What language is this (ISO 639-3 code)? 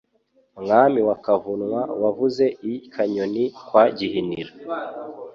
kin